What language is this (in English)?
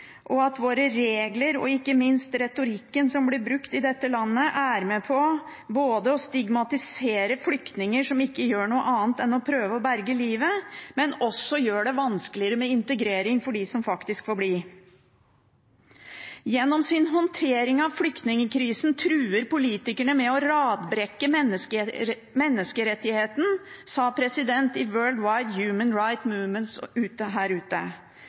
Norwegian Bokmål